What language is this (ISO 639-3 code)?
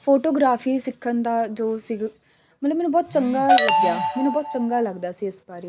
pan